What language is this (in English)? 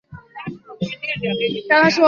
Chinese